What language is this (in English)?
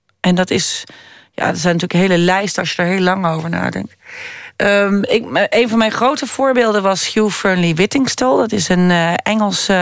Dutch